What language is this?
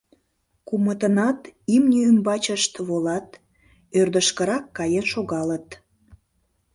Mari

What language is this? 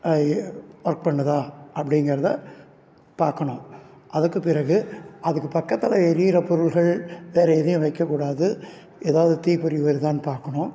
Tamil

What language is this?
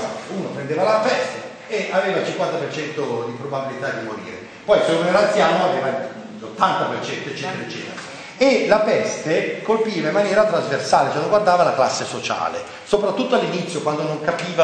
Italian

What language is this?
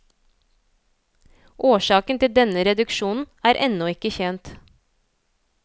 Norwegian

